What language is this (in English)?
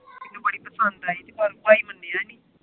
Punjabi